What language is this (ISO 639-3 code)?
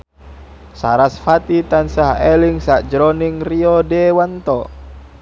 jav